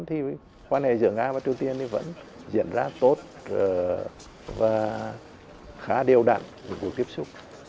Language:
Vietnamese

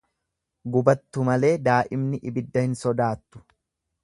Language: Oromo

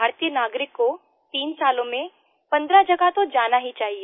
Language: Hindi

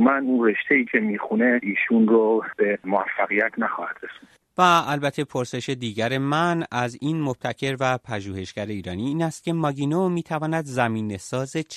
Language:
Persian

